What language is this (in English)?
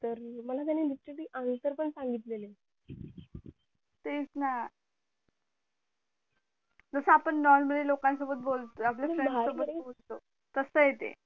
Marathi